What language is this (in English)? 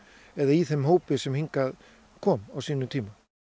Icelandic